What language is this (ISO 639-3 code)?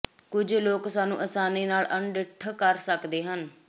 pan